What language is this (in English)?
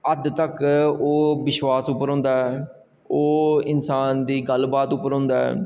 Dogri